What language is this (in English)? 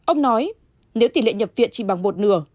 Vietnamese